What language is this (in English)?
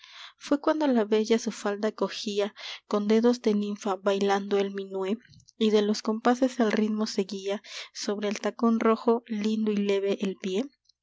Spanish